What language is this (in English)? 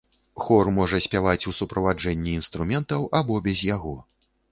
Belarusian